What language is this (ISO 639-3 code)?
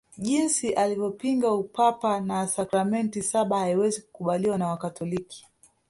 swa